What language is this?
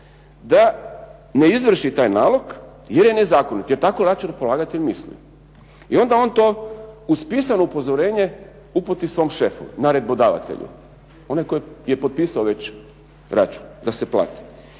Croatian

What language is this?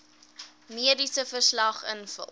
Afrikaans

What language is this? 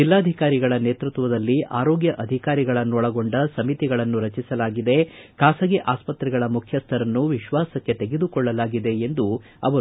Kannada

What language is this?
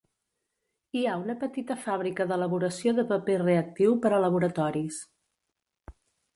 Catalan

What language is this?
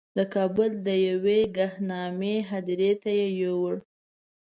Pashto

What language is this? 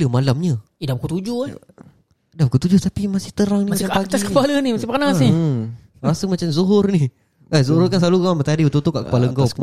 Malay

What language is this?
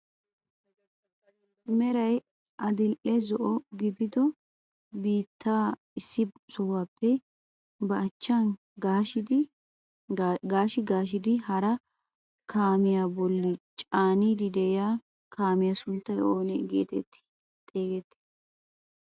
Wolaytta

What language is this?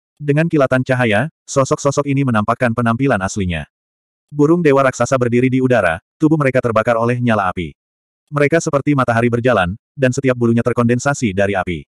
Indonesian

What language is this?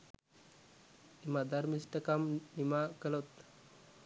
Sinhala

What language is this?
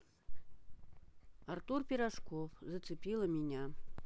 Russian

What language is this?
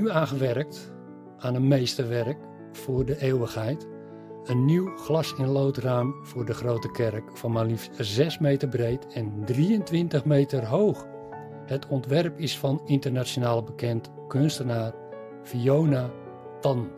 Dutch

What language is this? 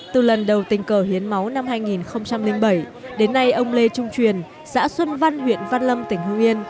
Vietnamese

